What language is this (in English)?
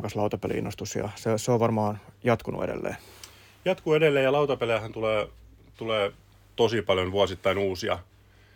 Finnish